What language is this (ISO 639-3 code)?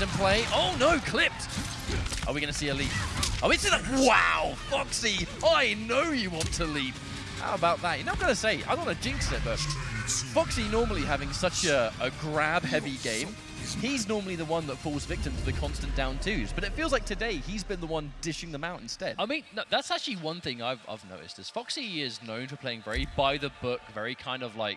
eng